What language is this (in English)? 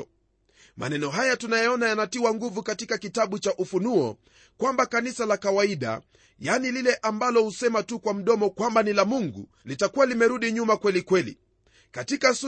Swahili